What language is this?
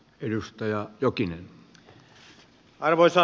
Finnish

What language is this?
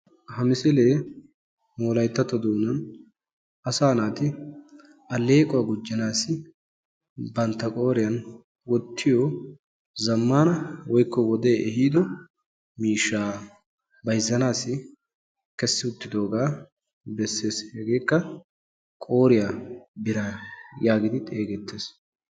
Wolaytta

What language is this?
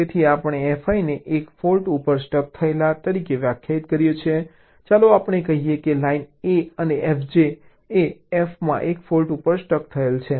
Gujarati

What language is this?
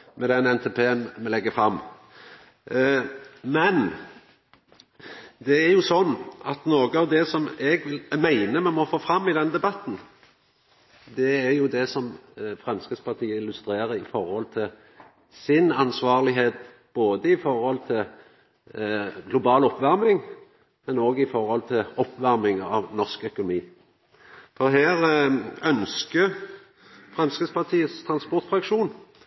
Norwegian Nynorsk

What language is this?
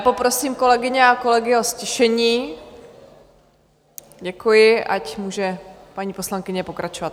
Czech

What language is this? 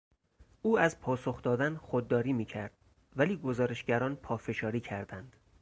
Persian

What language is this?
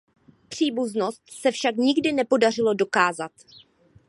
Czech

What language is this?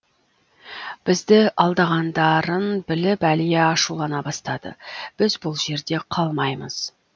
Kazakh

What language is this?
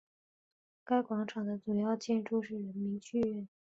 Chinese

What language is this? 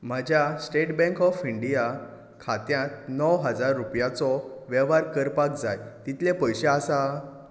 Konkani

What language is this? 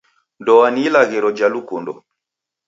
Taita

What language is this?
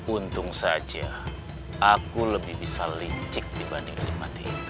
Indonesian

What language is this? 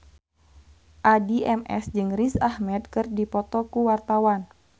Sundanese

